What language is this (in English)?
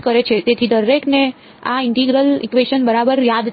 Gujarati